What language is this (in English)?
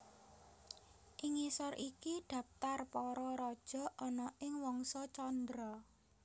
Javanese